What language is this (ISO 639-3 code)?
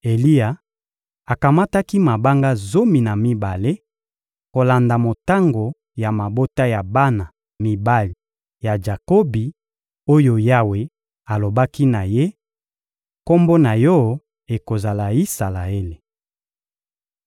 lin